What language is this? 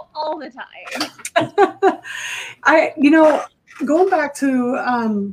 English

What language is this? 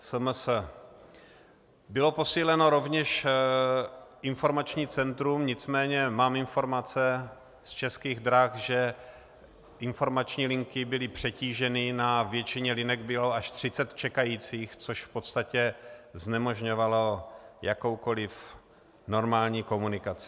Czech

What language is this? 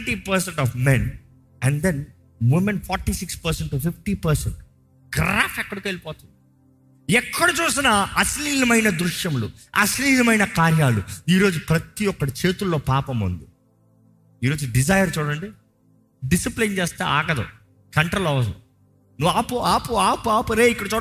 Telugu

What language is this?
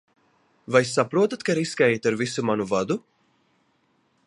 Latvian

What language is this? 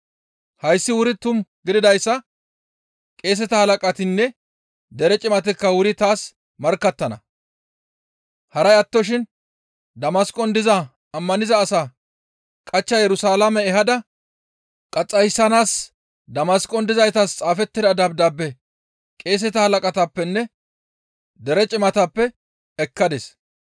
Gamo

